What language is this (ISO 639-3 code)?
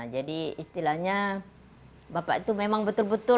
ind